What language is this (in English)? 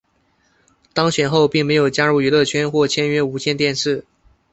Chinese